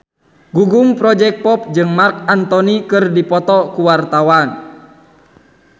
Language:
Sundanese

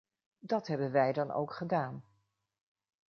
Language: Dutch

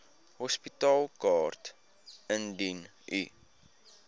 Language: Afrikaans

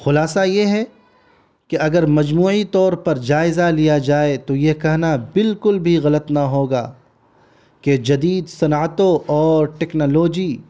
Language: Urdu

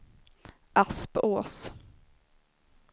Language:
Swedish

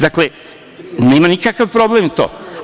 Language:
Serbian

